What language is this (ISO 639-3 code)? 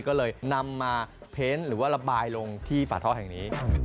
tha